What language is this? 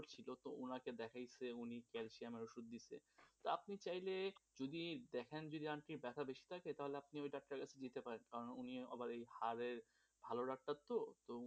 Bangla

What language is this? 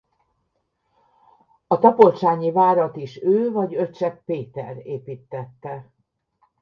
Hungarian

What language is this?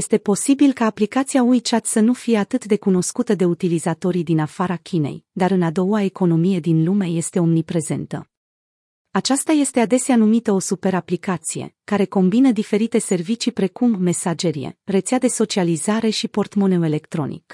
Romanian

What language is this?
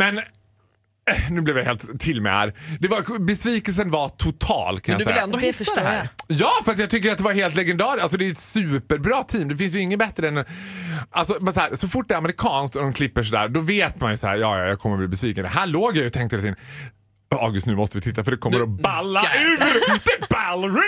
Swedish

